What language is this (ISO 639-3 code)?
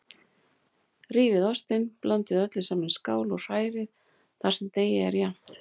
isl